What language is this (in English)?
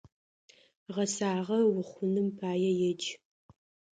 Adyghe